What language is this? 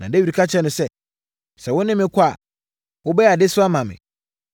Akan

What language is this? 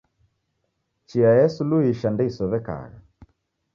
Taita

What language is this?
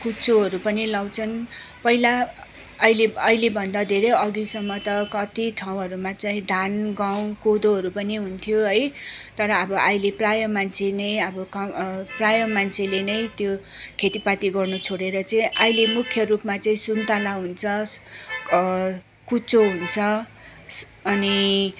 Nepali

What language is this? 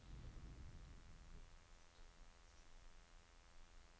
Norwegian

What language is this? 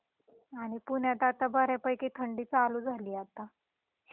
Marathi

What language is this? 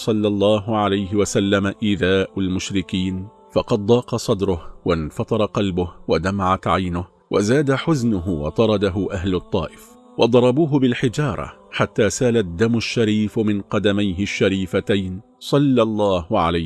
Arabic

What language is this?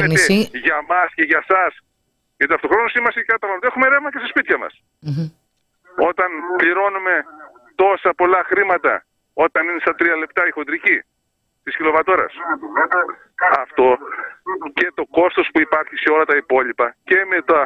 Greek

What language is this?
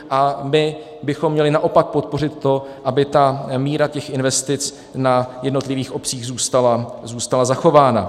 Czech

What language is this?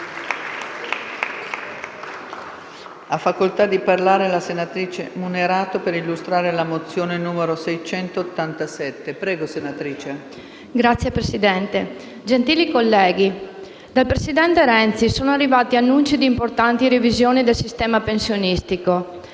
Italian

